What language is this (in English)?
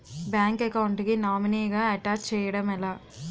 Telugu